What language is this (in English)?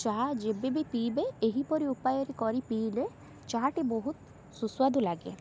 Odia